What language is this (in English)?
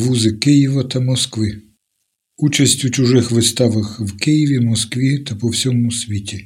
Ukrainian